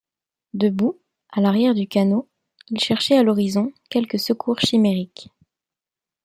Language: French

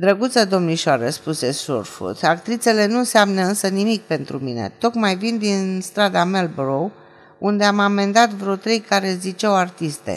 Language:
Romanian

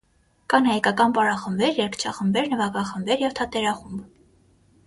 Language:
Armenian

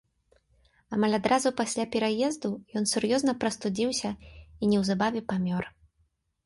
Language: Belarusian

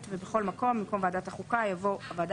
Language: Hebrew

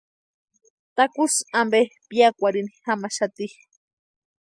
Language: Western Highland Purepecha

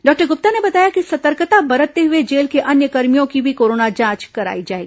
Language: Hindi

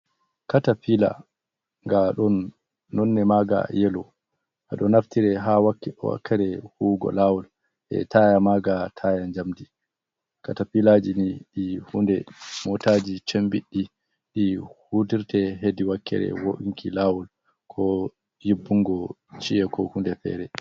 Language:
Fula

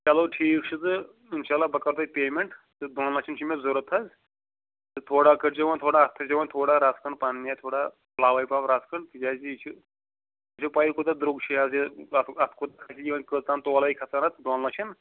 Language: Kashmiri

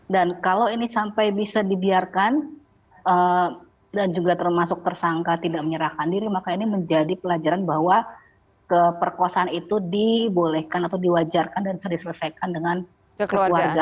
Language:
Indonesian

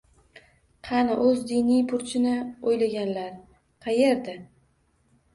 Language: Uzbek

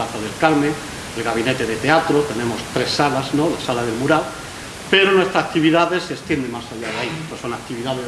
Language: Spanish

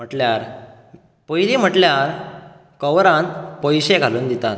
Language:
Konkani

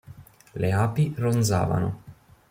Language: Italian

